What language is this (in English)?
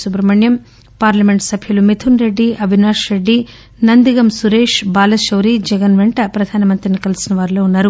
Telugu